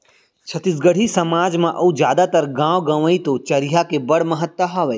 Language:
Chhattisgarhi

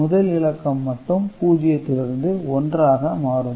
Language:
Tamil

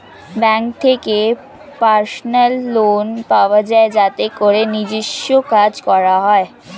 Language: Bangla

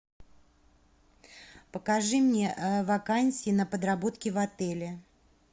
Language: Russian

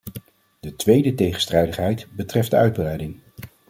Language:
Dutch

